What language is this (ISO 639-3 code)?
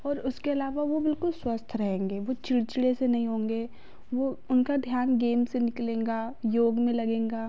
hin